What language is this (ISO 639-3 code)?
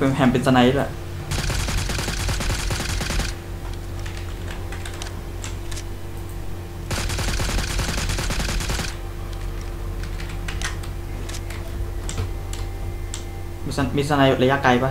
tha